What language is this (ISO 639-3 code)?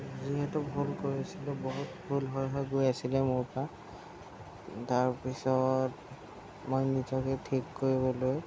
asm